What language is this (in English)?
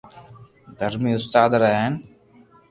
Loarki